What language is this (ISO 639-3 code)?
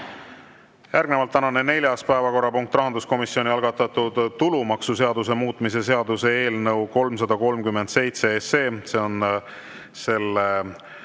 est